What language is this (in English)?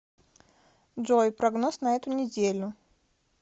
Russian